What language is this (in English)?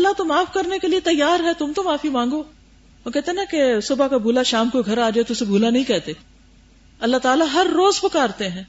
Urdu